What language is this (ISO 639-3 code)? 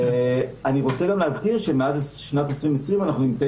heb